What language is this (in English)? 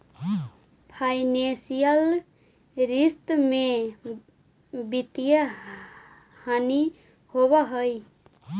Magahi